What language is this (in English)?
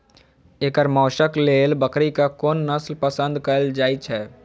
Maithili